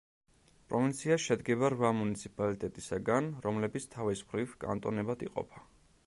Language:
Georgian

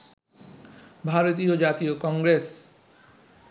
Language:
Bangla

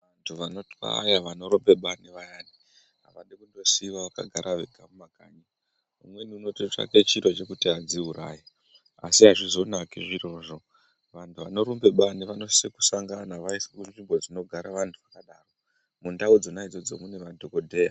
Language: Ndau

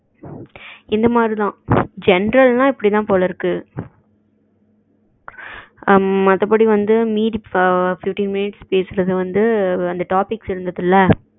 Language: Tamil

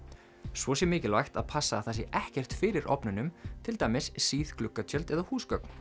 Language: Icelandic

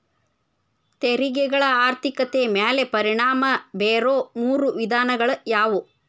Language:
Kannada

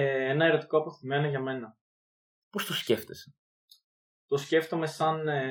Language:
Greek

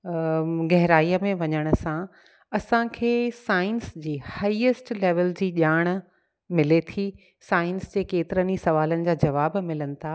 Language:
Sindhi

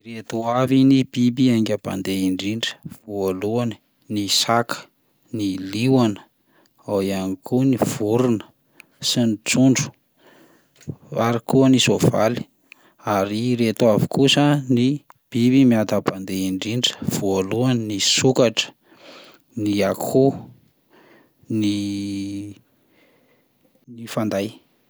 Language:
Malagasy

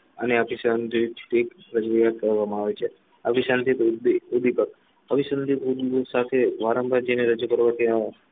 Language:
Gujarati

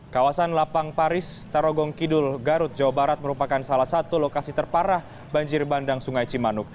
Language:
Indonesian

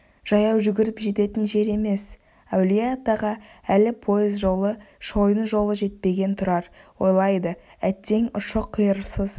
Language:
Kazakh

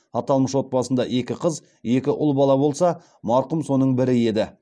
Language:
Kazakh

